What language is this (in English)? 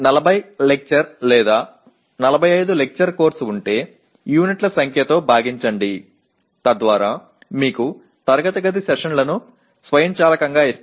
Tamil